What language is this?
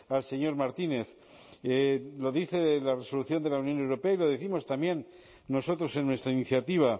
Spanish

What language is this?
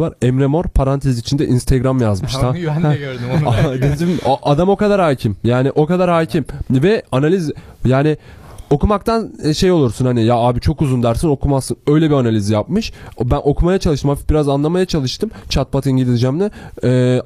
Turkish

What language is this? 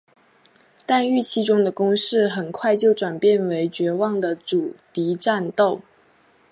Chinese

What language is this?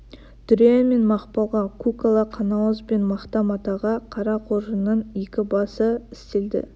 Kazakh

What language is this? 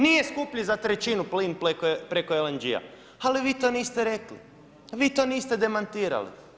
Croatian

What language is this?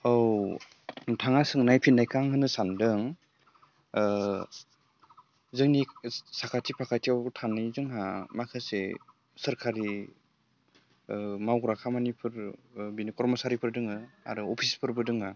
Bodo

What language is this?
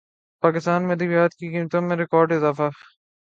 Urdu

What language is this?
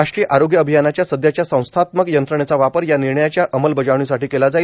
Marathi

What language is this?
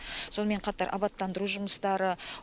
Kazakh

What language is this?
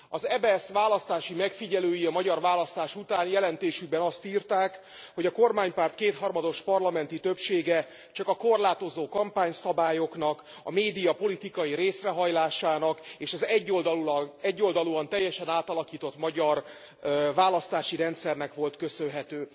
Hungarian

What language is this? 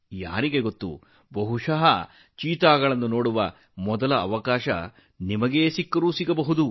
Kannada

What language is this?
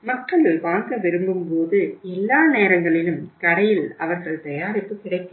Tamil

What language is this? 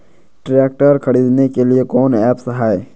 Magahi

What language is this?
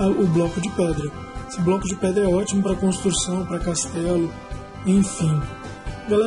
Portuguese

